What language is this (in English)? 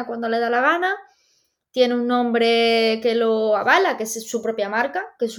Spanish